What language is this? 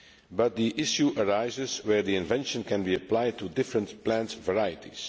English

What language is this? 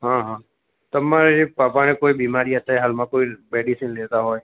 Gujarati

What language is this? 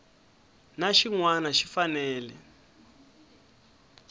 Tsonga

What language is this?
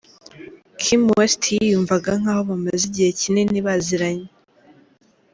Kinyarwanda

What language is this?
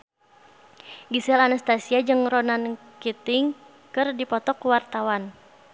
Sundanese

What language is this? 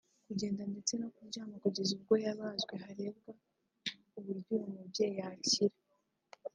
Kinyarwanda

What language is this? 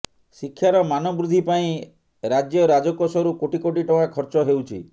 Odia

